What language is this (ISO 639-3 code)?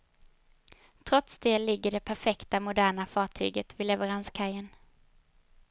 swe